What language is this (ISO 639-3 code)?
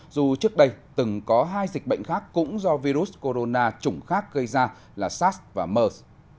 vie